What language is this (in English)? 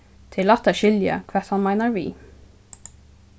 Faroese